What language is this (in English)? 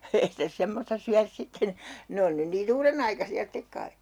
Finnish